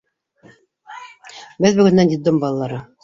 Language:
Bashkir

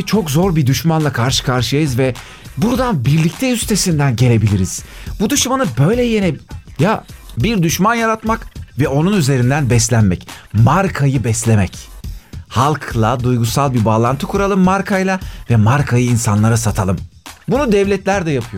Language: Turkish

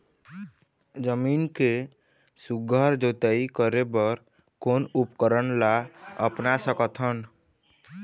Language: Chhattisgarhi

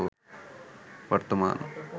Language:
Bangla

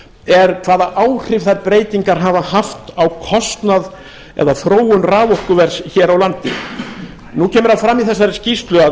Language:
Icelandic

